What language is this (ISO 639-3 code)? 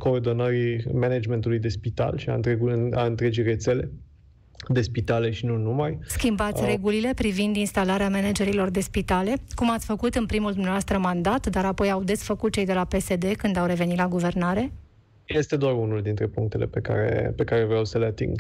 ron